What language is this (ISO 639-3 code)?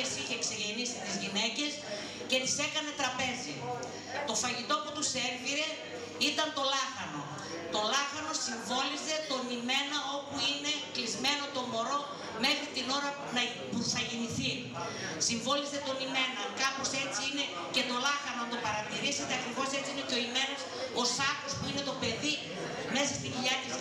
ell